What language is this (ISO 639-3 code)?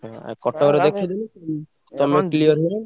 ori